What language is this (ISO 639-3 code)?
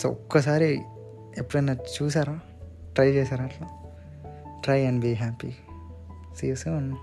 tel